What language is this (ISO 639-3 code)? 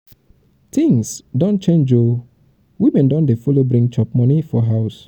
pcm